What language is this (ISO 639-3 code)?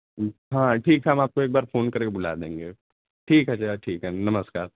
hin